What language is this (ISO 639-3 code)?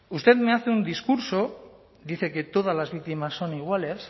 spa